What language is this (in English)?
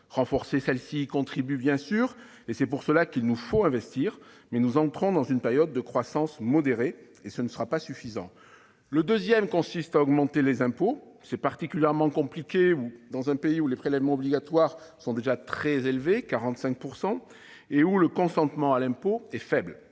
French